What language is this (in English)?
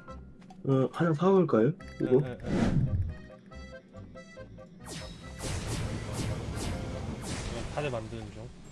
Korean